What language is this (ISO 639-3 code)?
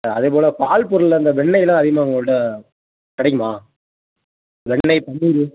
tam